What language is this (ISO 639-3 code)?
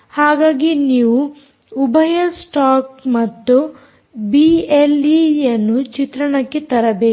kan